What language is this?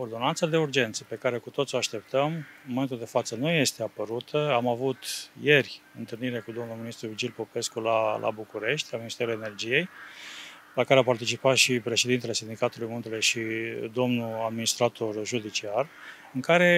Romanian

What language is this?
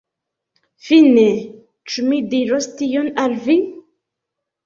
Esperanto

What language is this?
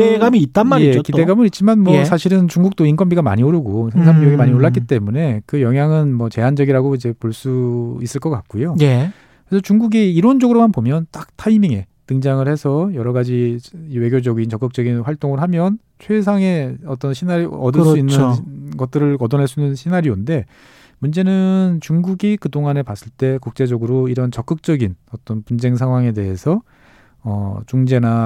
Korean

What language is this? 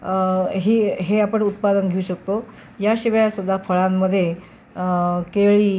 Marathi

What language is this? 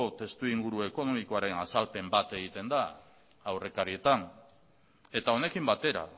Basque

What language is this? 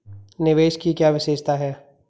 Hindi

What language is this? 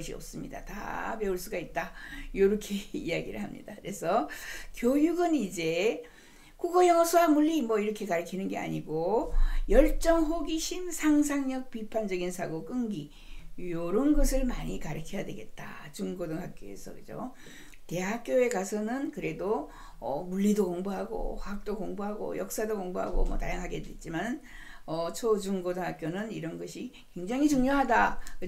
Korean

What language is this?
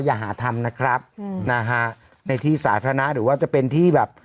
Thai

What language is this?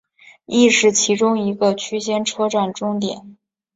Chinese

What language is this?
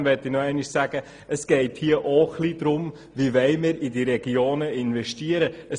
Swiss German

